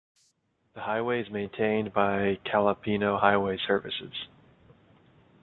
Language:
English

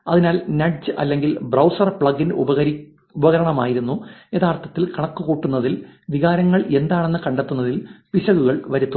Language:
Malayalam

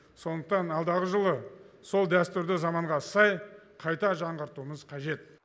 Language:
Kazakh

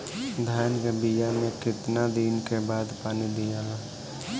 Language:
Bhojpuri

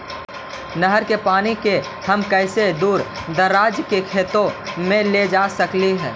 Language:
Magahi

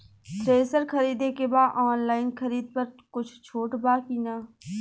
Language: Bhojpuri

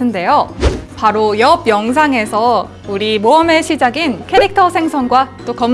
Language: Korean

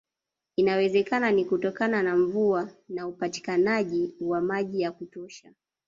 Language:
Swahili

